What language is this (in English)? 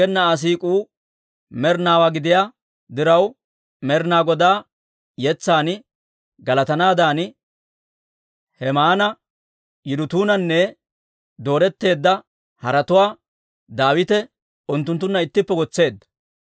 Dawro